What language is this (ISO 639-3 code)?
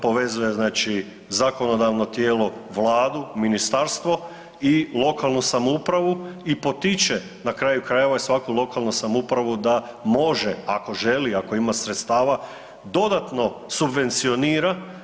hrv